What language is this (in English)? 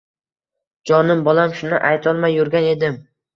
Uzbek